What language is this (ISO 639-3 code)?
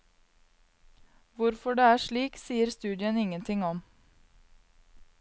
nor